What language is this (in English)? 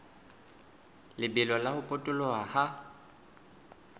Southern Sotho